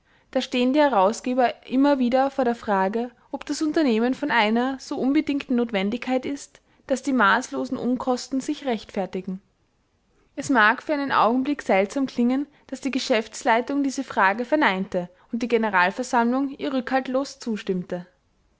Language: German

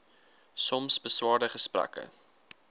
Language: Afrikaans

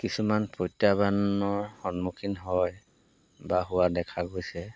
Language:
Assamese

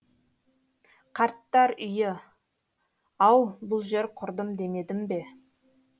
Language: Kazakh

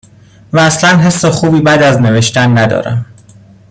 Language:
Persian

